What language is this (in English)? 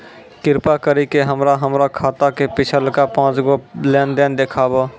Maithili